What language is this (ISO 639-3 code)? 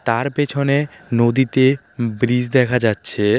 ben